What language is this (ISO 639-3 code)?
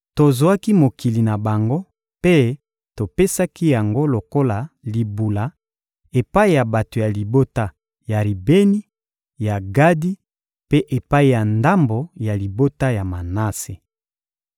lin